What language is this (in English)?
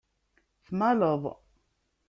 Kabyle